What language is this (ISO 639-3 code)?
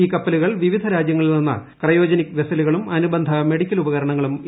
mal